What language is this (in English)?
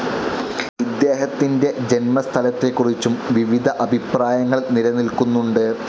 Malayalam